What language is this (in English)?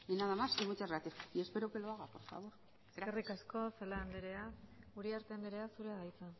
Basque